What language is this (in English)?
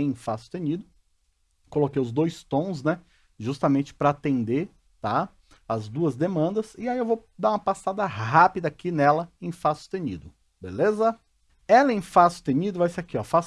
Portuguese